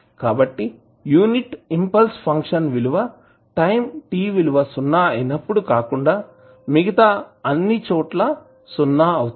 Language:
Telugu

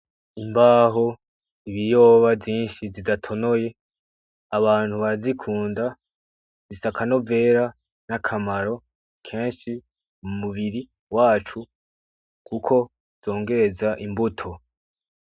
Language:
Rundi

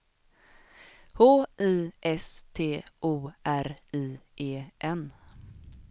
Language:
Swedish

